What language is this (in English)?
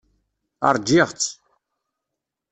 Kabyle